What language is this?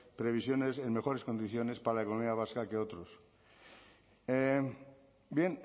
Spanish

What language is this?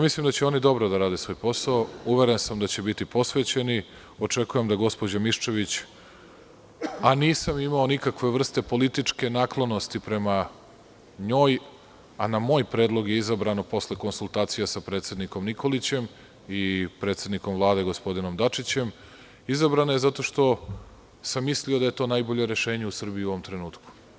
Serbian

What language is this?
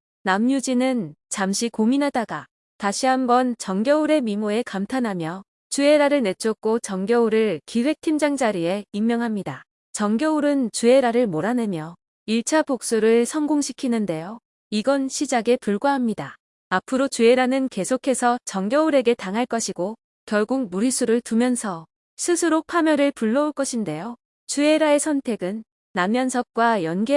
Korean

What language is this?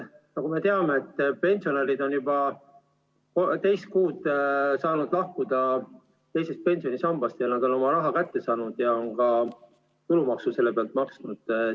Estonian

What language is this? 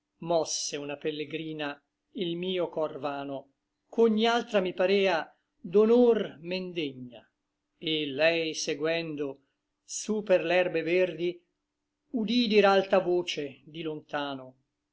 Italian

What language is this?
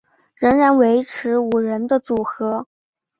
Chinese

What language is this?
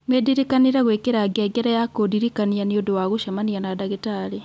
Kikuyu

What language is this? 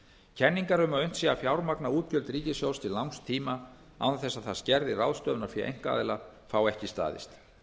Icelandic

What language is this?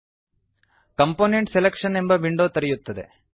Kannada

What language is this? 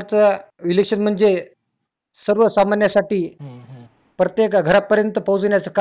Marathi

